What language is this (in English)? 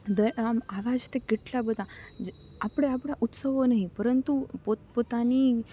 Gujarati